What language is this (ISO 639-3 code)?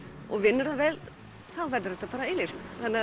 isl